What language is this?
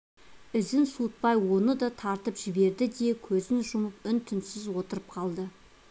Kazakh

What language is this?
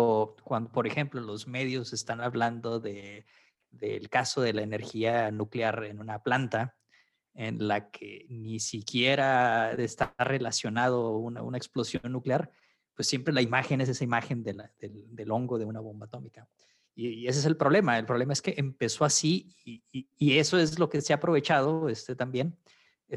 Spanish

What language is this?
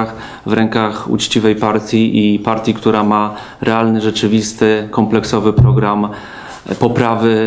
Polish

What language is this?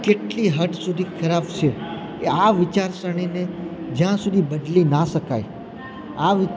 Gujarati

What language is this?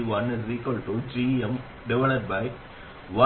Tamil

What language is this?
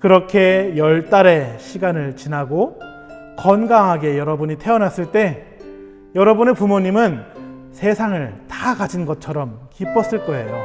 Korean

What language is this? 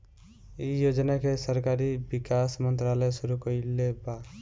Bhojpuri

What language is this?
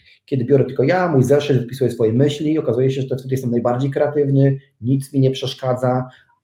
Polish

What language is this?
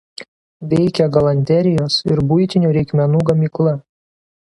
Lithuanian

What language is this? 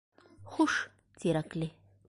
Bashkir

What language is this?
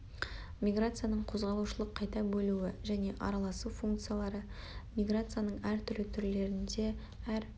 Kazakh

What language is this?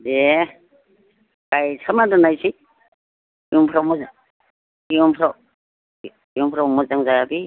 Bodo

